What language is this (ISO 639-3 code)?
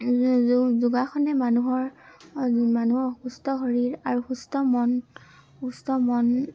asm